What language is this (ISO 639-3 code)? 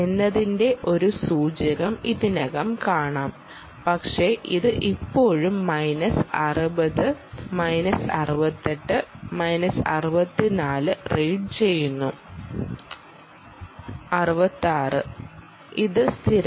mal